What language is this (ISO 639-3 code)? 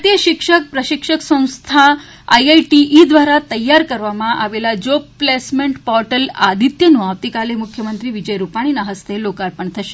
guj